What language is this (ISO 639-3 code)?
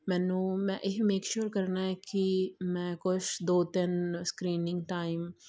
pan